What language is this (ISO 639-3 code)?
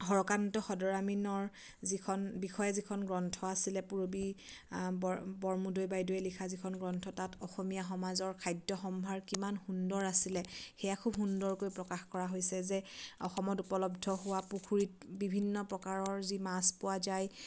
asm